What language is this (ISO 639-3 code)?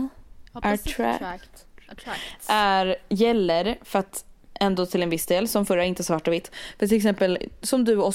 swe